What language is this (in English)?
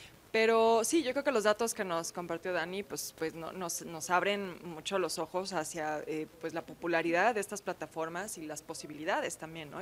Spanish